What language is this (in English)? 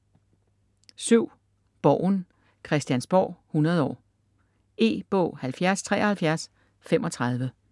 Danish